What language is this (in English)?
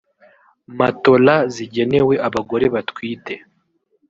Kinyarwanda